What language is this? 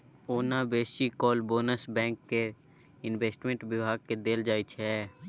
Maithili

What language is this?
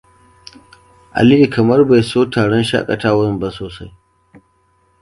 Hausa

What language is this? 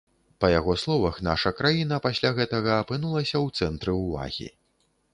Belarusian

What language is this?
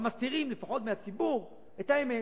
Hebrew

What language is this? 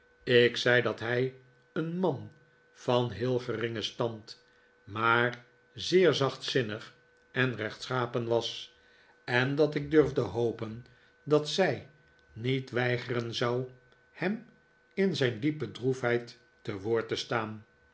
Dutch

